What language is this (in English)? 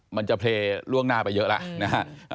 Thai